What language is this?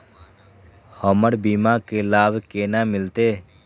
Maithili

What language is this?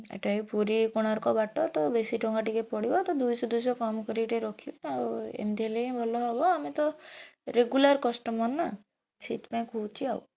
Odia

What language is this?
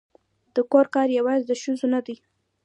Pashto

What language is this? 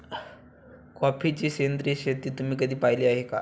Marathi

